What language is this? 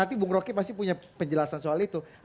Indonesian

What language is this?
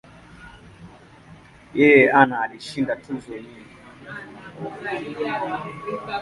Swahili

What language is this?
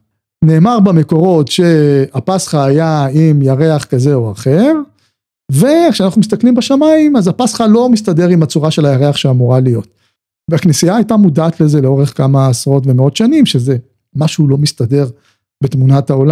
Hebrew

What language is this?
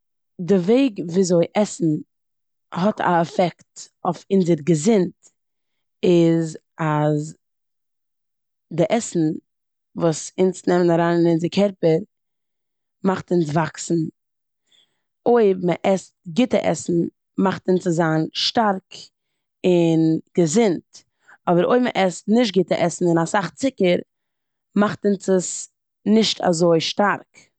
Yiddish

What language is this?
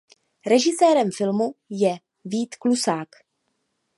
Czech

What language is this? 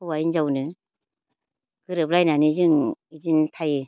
Bodo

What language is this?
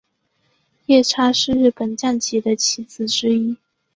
Chinese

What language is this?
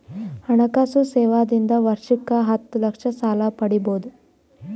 Kannada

